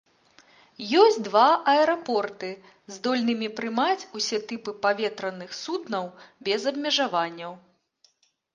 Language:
Belarusian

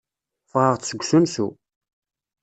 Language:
Kabyle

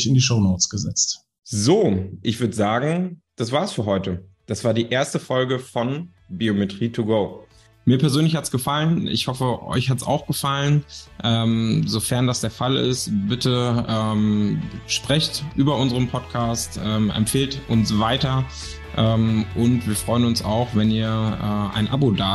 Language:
German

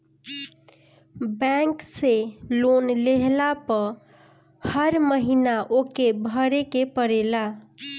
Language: Bhojpuri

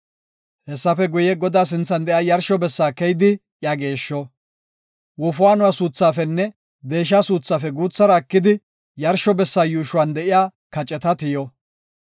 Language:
Gofa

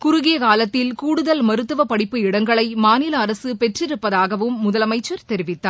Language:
Tamil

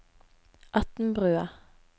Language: Norwegian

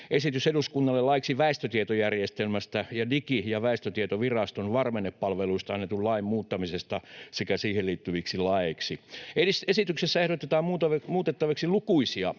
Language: Finnish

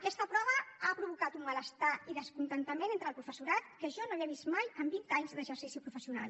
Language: Catalan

